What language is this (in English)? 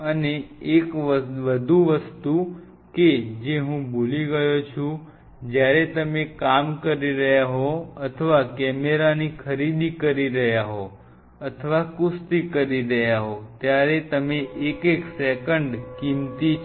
Gujarati